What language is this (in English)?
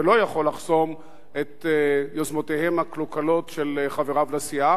Hebrew